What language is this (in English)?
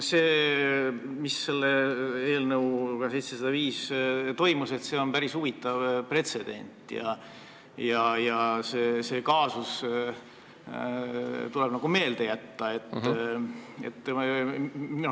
Estonian